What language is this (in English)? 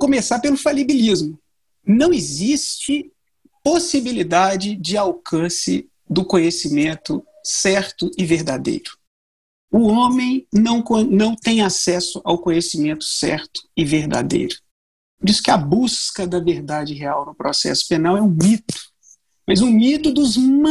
Portuguese